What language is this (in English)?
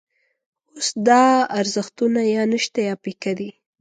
Pashto